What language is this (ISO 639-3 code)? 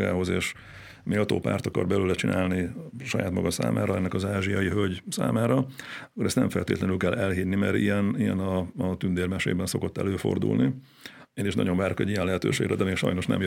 hun